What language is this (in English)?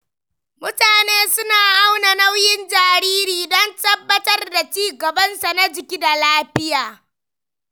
Hausa